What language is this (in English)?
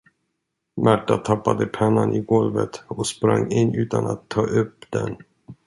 Swedish